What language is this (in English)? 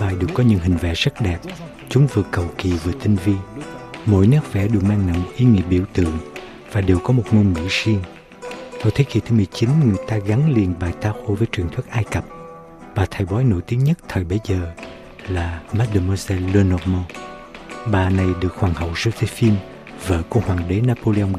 Vietnamese